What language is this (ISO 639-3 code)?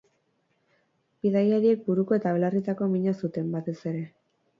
eus